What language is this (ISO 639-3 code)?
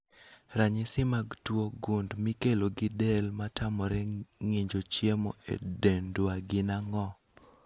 luo